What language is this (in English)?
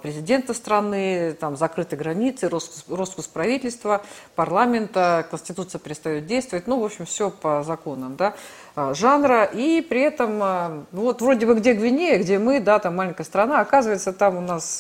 Russian